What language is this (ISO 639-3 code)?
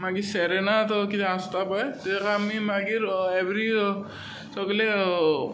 kok